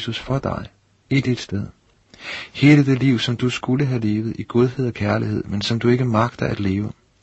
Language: Danish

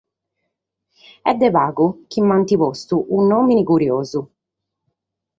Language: Sardinian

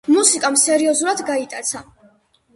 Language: Georgian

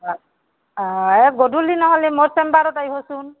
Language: Assamese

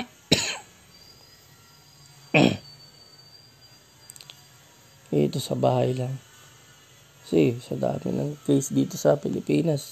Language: Filipino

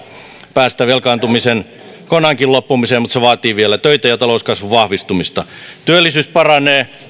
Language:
Finnish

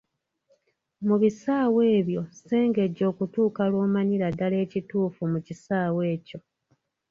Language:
Ganda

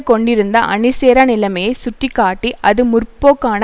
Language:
Tamil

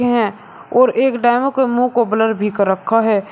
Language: Hindi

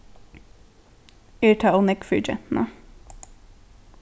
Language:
Faroese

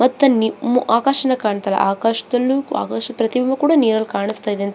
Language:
Kannada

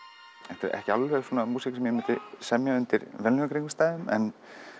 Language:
Icelandic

